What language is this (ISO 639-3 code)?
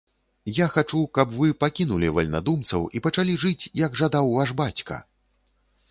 bel